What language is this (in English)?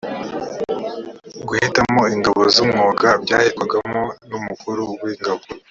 Kinyarwanda